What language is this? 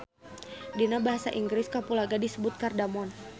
Sundanese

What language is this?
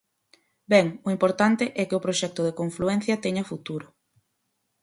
Galician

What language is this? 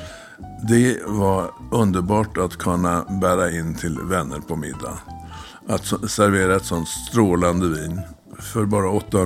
Swedish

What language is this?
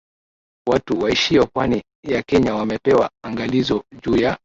Swahili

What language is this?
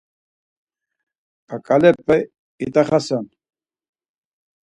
Laz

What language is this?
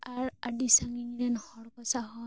Santali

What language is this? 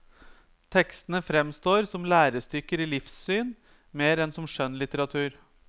Norwegian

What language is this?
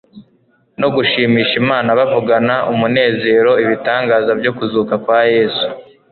Kinyarwanda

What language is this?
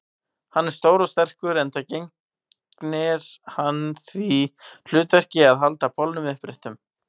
Icelandic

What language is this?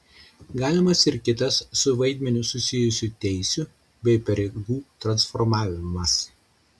Lithuanian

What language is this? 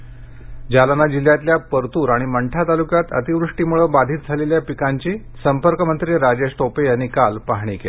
Marathi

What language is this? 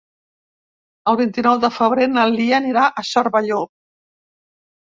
Catalan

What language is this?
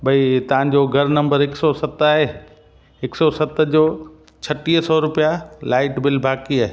Sindhi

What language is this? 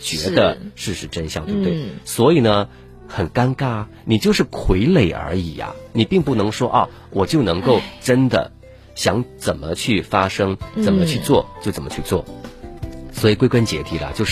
Chinese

